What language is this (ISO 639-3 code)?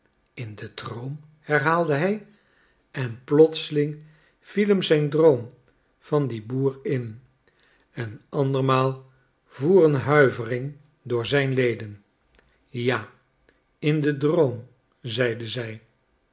nld